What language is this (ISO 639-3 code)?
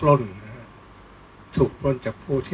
tha